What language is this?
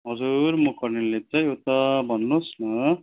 Nepali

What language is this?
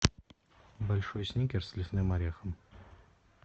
Russian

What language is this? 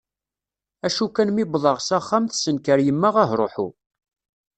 Kabyle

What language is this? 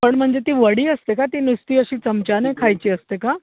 Marathi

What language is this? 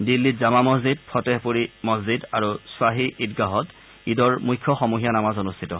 Assamese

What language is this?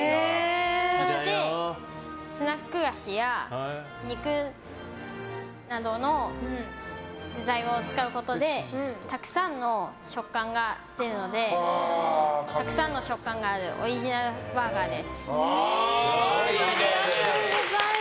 Japanese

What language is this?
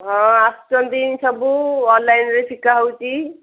Odia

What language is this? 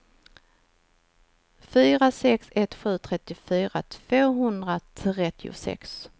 Swedish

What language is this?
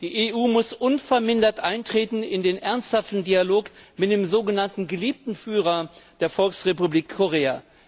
German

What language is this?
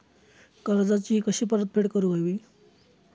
Marathi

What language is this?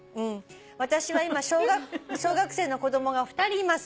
Japanese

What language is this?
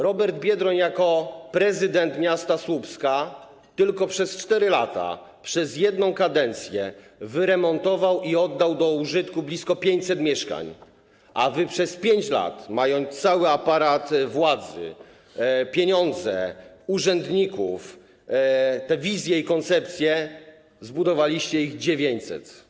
Polish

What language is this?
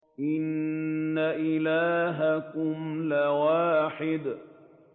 Arabic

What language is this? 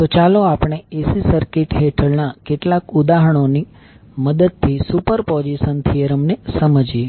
Gujarati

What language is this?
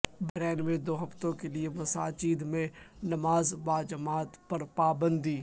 Urdu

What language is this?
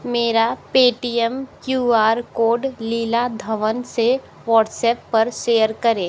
Hindi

